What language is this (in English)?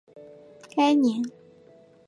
Chinese